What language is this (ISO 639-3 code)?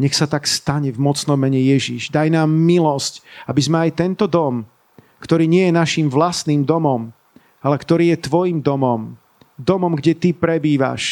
slk